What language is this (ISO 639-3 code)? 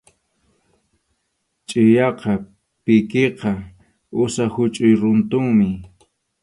qxu